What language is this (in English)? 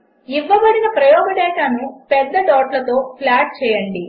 Telugu